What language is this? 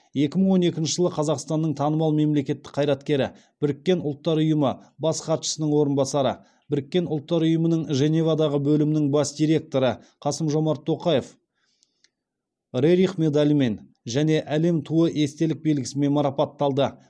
Kazakh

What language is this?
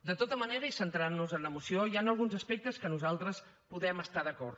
Catalan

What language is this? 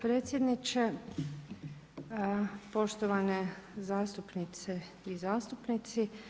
Croatian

